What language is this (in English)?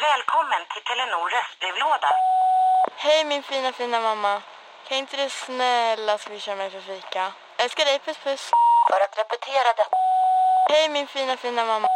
Swedish